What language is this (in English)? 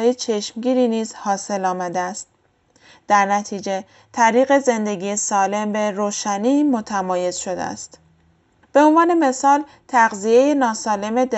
Persian